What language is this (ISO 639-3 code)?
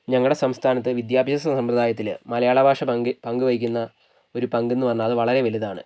mal